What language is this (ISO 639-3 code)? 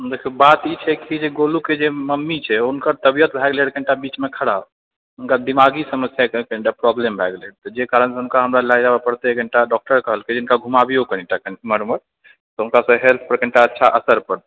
mai